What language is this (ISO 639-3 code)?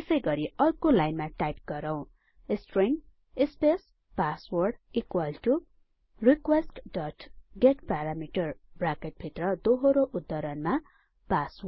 nep